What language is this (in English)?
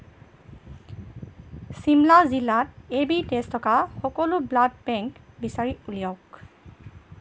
Assamese